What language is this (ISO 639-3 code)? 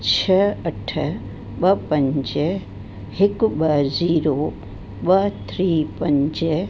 snd